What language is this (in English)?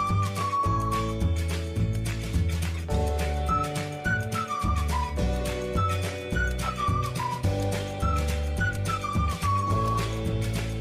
Indonesian